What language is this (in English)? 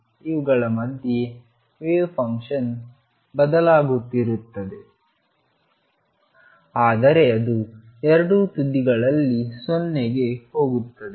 Kannada